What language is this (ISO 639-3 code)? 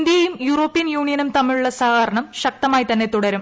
mal